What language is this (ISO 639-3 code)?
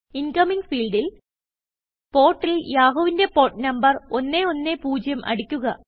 mal